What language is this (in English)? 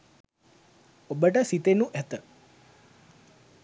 Sinhala